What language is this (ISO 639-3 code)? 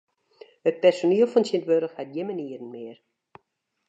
fry